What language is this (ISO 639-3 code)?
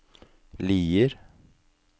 nor